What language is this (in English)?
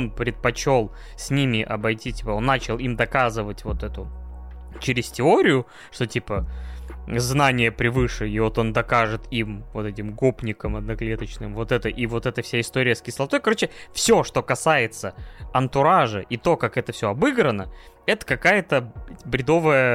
Russian